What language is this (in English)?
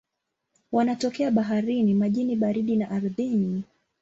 Swahili